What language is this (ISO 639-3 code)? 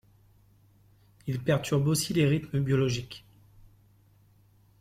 fra